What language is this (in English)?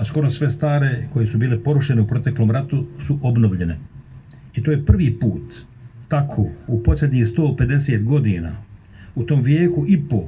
Croatian